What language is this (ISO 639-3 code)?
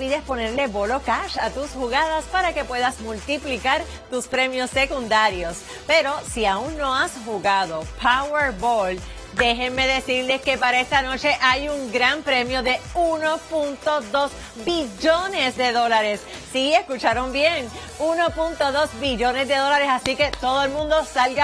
spa